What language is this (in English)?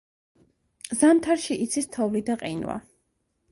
Georgian